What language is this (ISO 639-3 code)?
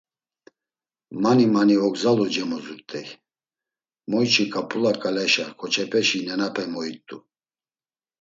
lzz